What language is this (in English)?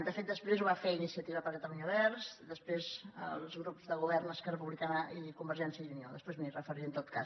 Catalan